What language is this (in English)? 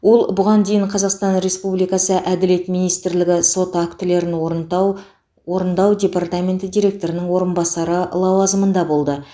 Kazakh